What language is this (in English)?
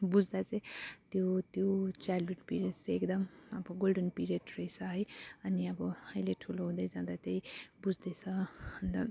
Nepali